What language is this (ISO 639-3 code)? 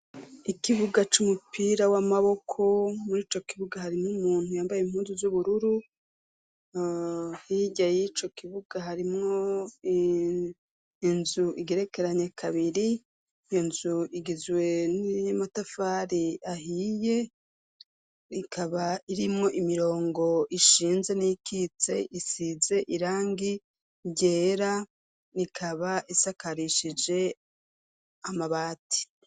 run